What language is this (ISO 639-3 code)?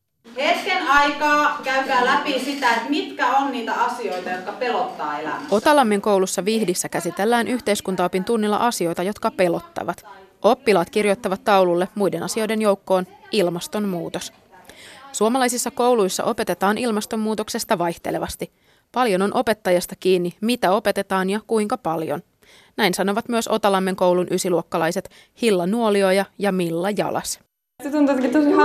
fin